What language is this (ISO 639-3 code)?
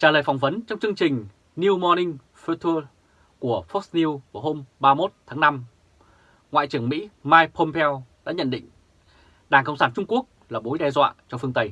vie